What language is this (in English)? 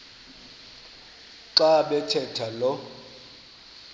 Xhosa